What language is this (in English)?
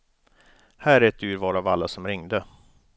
Swedish